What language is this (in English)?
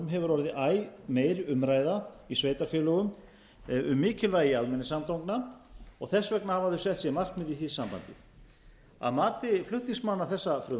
Icelandic